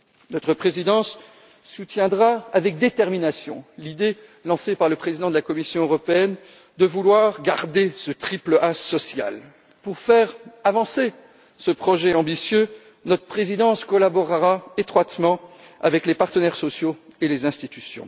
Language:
French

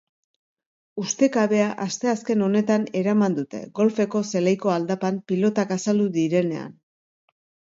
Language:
Basque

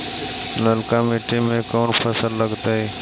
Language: Magahi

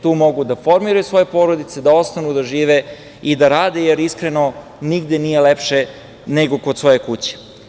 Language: Serbian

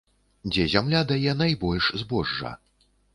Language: Belarusian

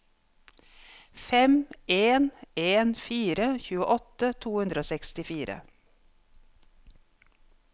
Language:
Norwegian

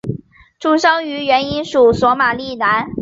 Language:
Chinese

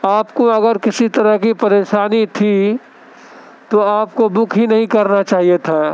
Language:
Urdu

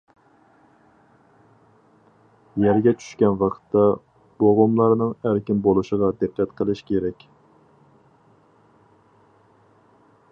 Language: Uyghur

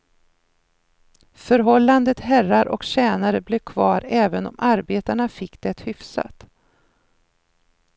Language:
Swedish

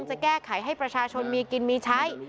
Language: Thai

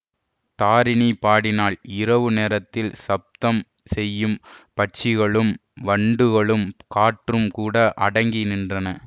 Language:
Tamil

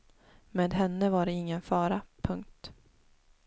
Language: Swedish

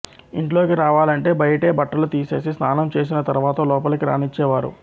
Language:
Telugu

